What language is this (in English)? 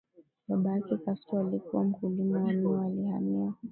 Swahili